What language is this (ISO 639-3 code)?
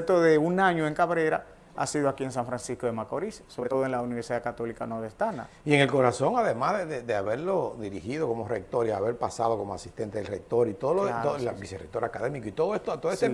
spa